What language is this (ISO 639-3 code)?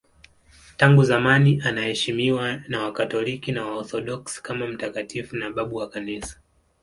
swa